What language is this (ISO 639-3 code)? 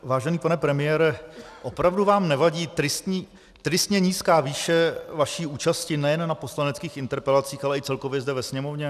ces